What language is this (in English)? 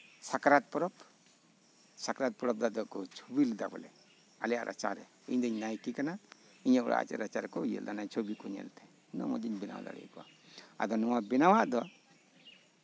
Santali